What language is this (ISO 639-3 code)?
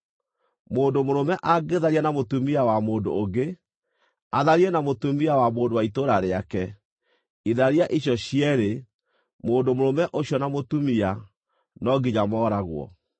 kik